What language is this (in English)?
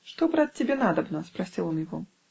Russian